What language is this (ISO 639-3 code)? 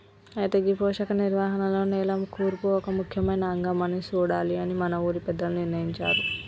tel